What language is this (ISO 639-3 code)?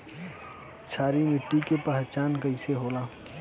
bho